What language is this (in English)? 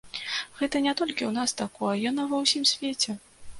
Belarusian